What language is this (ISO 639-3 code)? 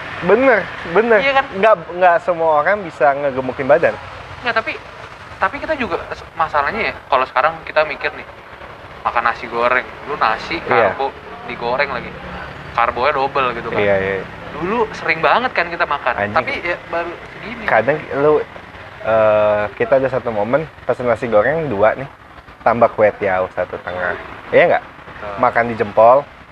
ind